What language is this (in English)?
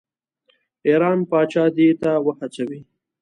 Pashto